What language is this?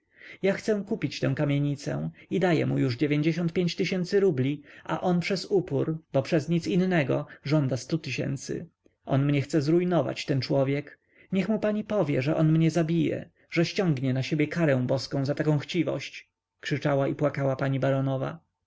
Polish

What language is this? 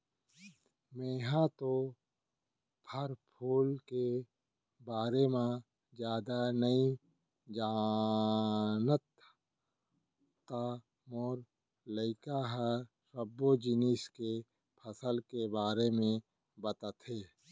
Chhattisgarhi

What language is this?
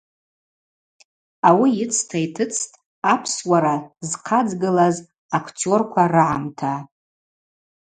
Abaza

